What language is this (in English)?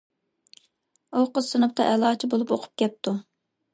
Uyghur